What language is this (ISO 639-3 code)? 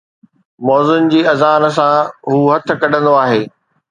snd